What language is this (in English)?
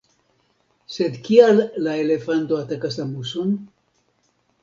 Esperanto